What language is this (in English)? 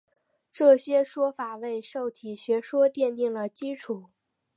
Chinese